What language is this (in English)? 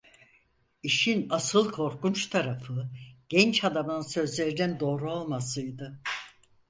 Turkish